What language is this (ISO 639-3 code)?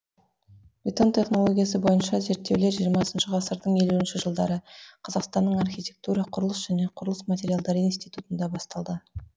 kaz